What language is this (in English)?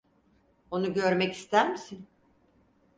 Turkish